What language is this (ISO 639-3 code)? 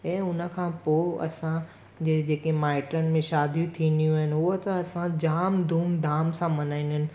snd